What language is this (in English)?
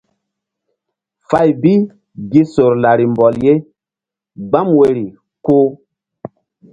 Mbum